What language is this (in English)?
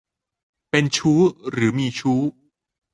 Thai